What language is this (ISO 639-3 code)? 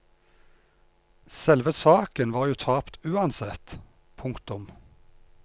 nor